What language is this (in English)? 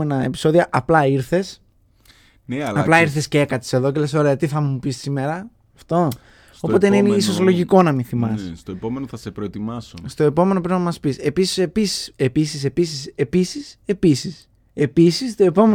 Greek